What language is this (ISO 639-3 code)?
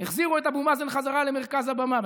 heb